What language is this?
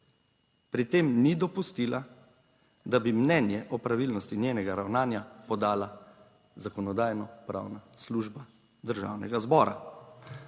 Slovenian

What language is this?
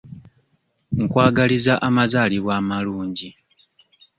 Ganda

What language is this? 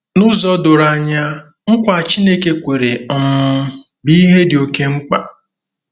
Igbo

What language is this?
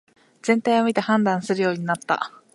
Japanese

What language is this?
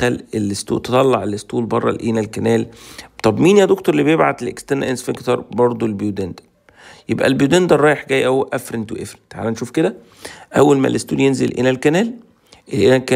Arabic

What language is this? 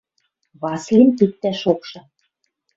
Western Mari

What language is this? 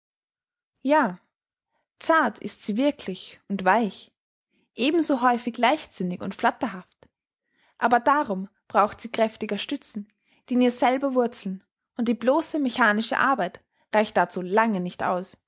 German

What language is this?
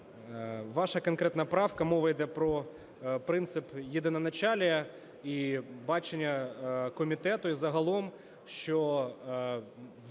Ukrainian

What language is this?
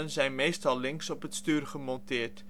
Dutch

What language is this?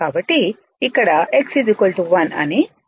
Telugu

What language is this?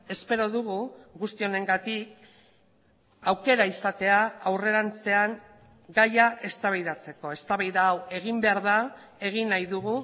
Basque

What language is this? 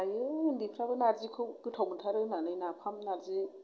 Bodo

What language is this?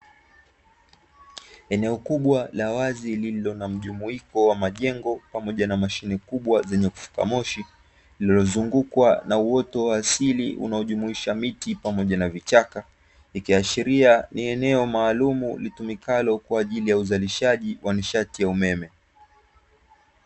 Swahili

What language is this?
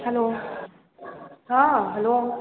Maithili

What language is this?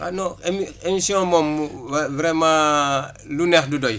Wolof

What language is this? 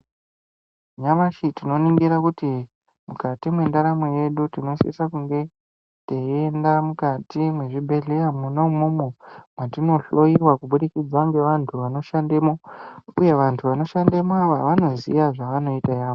Ndau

